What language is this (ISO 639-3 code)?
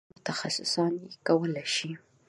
pus